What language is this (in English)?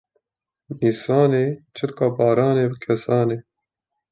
Kurdish